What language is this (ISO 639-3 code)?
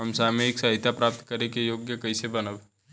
bho